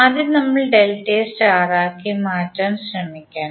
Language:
Malayalam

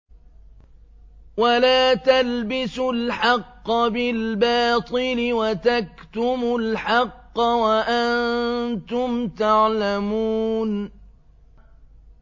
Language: Arabic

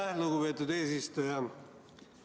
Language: Estonian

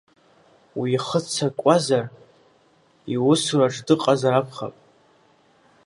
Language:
Abkhazian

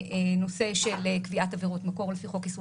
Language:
Hebrew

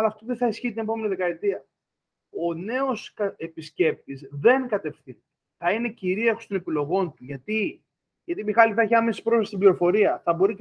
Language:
Greek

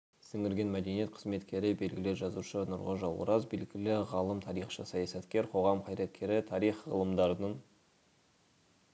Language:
Kazakh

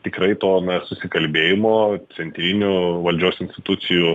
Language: Lithuanian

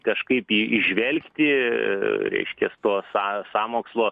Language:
Lithuanian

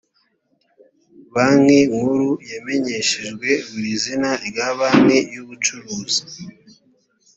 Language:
Kinyarwanda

